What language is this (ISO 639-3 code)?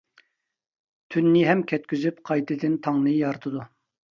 uig